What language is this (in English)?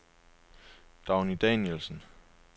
Danish